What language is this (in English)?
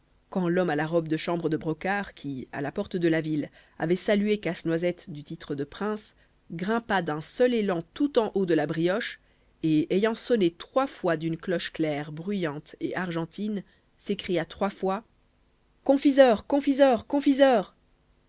French